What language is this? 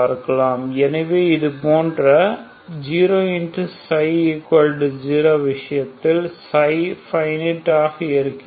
Tamil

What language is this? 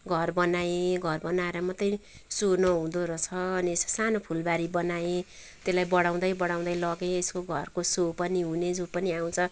Nepali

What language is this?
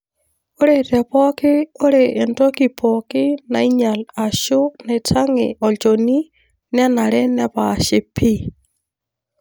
Masai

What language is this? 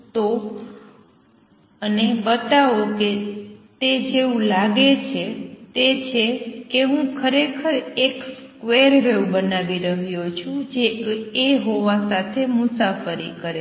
Gujarati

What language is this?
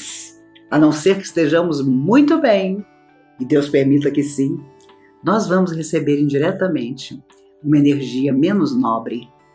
Portuguese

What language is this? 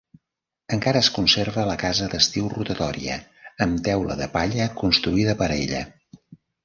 Catalan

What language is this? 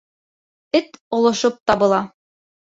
Bashkir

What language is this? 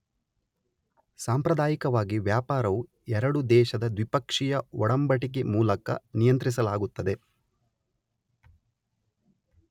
Kannada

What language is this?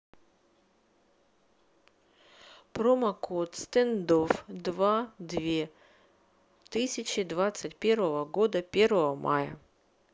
Russian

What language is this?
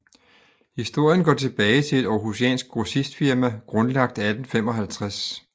Danish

